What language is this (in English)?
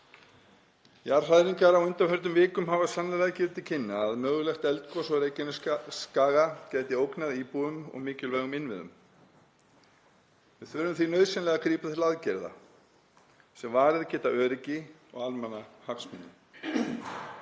Icelandic